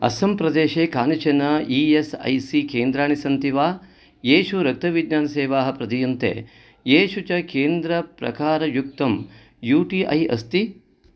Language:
Sanskrit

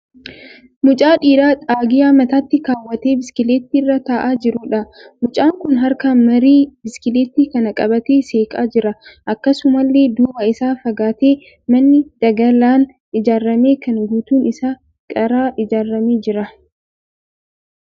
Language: Oromo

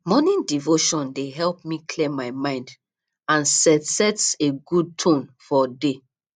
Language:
Nigerian Pidgin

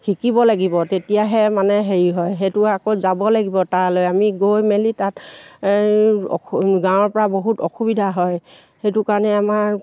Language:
Assamese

